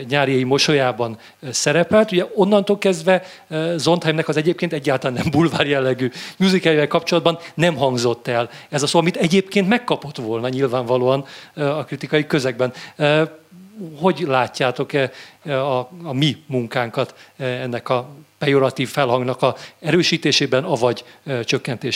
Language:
Hungarian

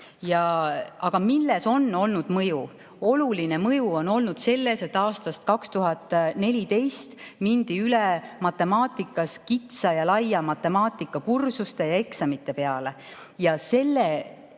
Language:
Estonian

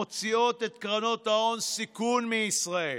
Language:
Hebrew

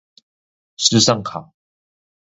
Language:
Chinese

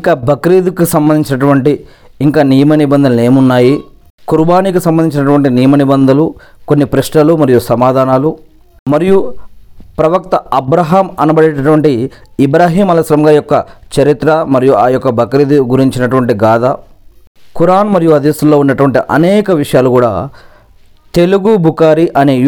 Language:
Telugu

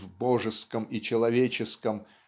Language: Russian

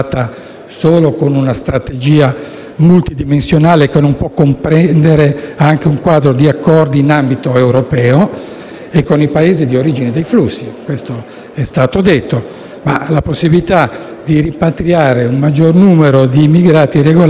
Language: Italian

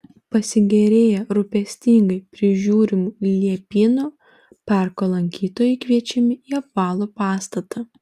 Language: Lithuanian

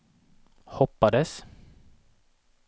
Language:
Swedish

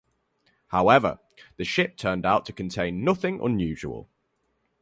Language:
English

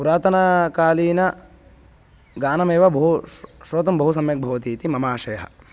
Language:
Sanskrit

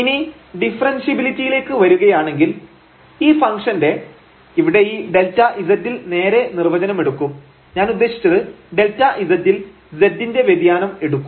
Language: Malayalam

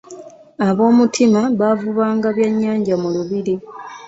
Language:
Ganda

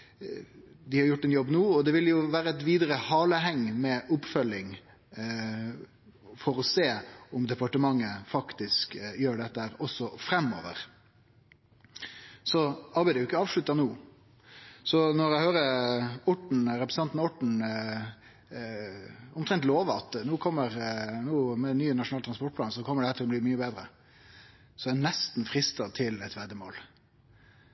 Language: Norwegian Nynorsk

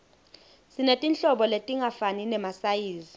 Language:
Swati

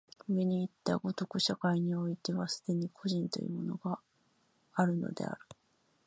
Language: Japanese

